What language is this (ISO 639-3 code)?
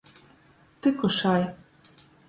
ltg